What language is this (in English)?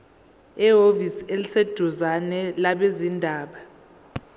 Zulu